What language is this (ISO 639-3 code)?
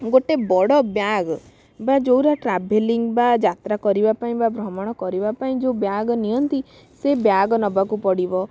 ori